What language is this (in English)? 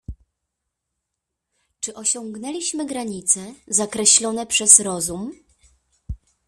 Polish